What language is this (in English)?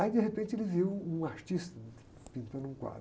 Portuguese